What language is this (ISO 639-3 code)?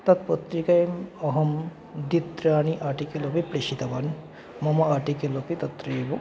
san